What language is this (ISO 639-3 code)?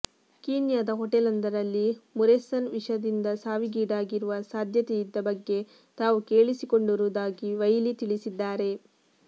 kan